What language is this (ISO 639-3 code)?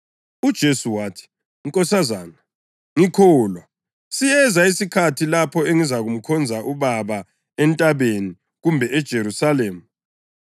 nde